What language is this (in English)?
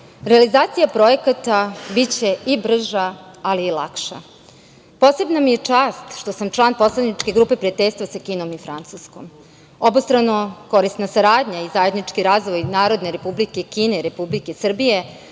Serbian